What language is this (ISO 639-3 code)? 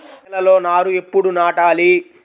tel